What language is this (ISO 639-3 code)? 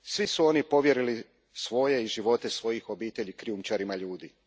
hrv